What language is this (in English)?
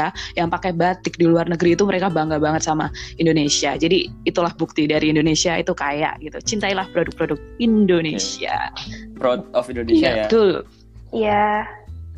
Indonesian